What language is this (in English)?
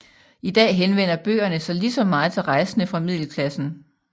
Danish